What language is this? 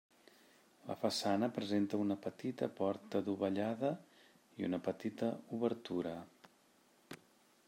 Catalan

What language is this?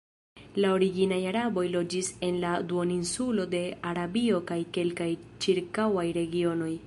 Esperanto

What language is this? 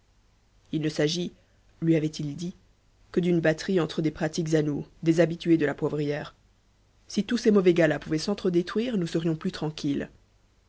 French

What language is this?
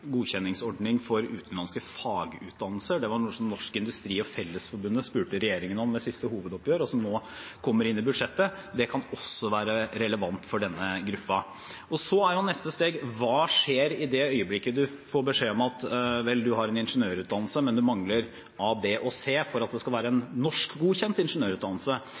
Norwegian Bokmål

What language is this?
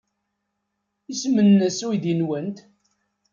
Kabyle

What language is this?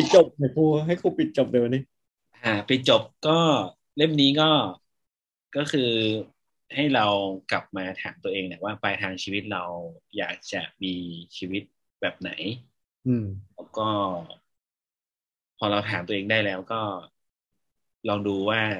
Thai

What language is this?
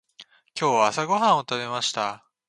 Japanese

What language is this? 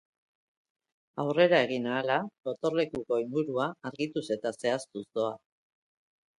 Basque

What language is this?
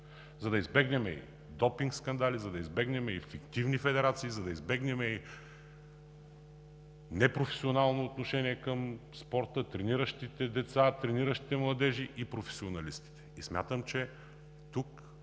Bulgarian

